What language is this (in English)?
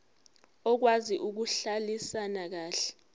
Zulu